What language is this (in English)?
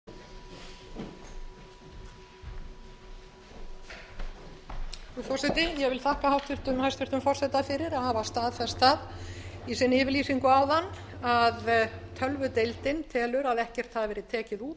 Icelandic